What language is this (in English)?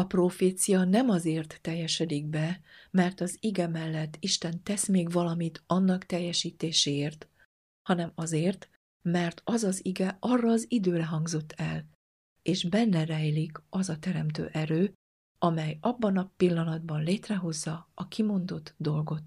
Hungarian